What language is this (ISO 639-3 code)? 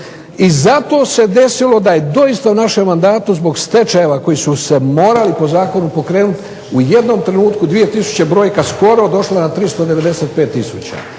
hrv